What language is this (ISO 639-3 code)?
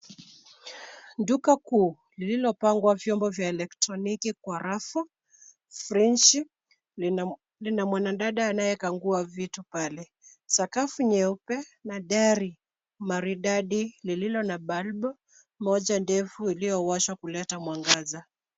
swa